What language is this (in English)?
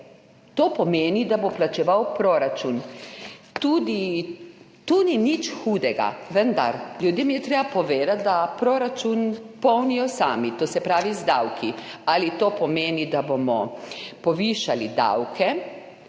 Slovenian